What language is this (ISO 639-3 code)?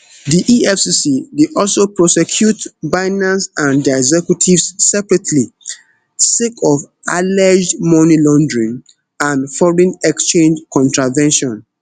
pcm